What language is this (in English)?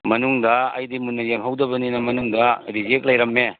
Manipuri